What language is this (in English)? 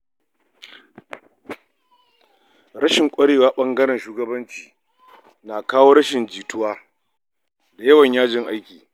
Hausa